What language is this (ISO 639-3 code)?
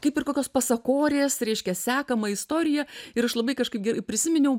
lit